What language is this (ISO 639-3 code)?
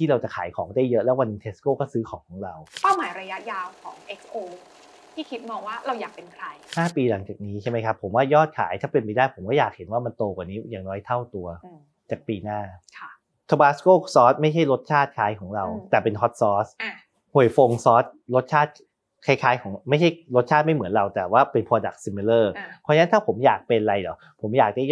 tha